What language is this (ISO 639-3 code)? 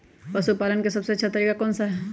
mag